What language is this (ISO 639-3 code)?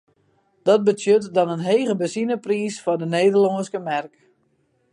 fry